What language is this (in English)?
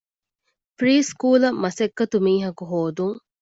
Divehi